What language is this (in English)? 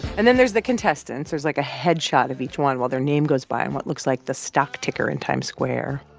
English